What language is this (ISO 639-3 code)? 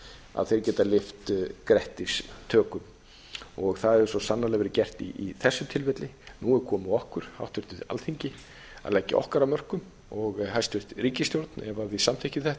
isl